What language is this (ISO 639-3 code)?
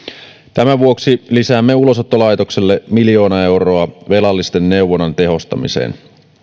fin